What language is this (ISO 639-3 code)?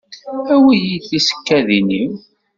kab